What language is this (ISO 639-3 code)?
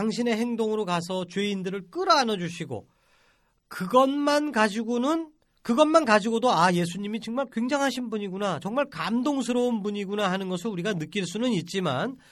kor